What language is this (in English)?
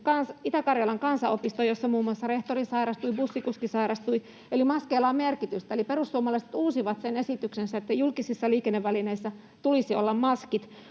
Finnish